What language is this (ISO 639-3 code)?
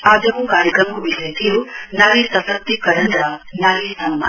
nep